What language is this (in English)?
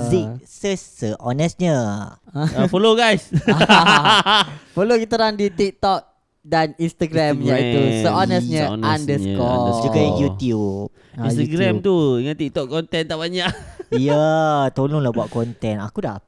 Malay